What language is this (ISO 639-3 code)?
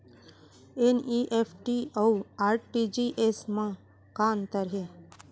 hne